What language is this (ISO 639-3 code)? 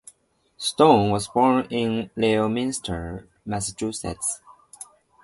eng